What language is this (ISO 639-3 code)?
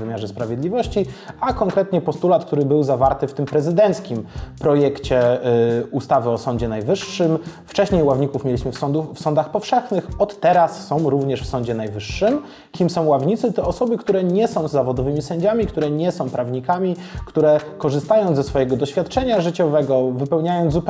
pol